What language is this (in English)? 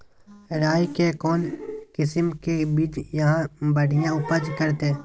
Magahi